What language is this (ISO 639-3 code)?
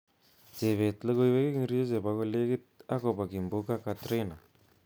kln